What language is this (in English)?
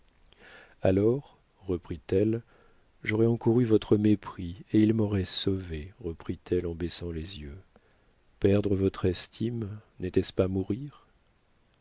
French